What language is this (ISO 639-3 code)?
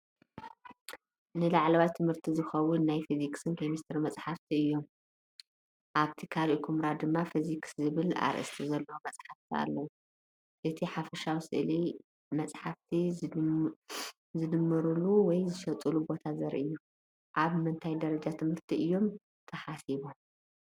tir